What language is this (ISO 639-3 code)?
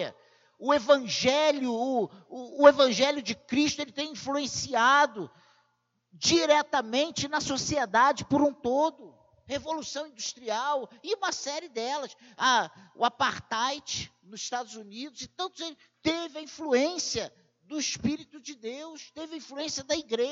por